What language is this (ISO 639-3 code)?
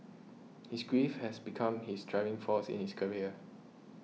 eng